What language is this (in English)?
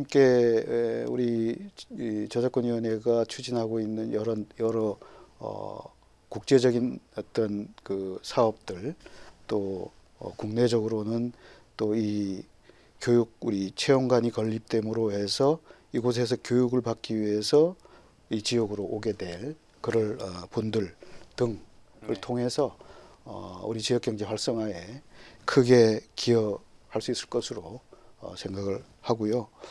Korean